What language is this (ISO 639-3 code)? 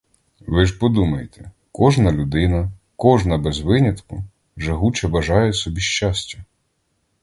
ukr